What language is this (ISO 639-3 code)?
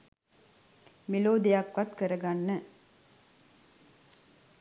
sin